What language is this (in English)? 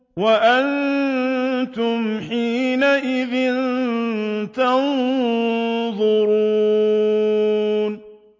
Arabic